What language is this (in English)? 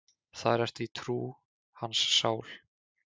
Icelandic